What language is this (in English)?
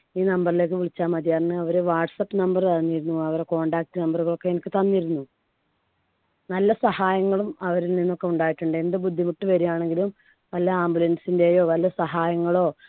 Malayalam